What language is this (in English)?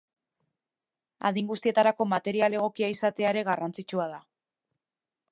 Basque